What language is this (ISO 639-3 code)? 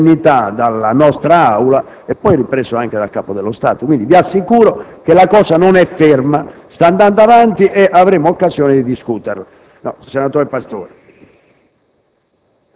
ita